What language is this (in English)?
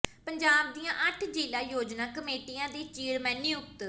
Punjabi